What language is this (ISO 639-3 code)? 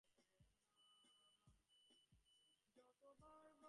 ben